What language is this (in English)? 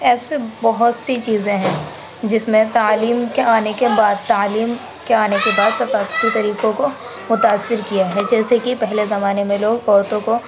Urdu